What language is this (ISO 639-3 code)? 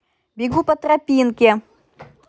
rus